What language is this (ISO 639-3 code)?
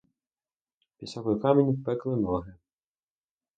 ukr